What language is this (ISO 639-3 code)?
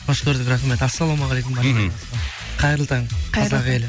kaz